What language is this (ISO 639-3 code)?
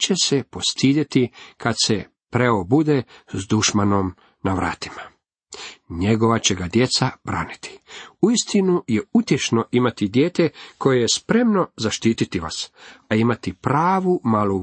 hrv